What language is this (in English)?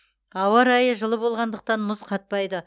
Kazakh